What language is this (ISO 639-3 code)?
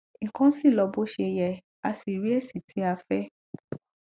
yor